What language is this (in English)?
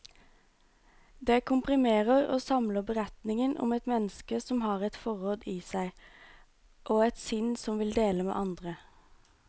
Norwegian